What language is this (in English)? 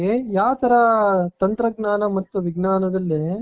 Kannada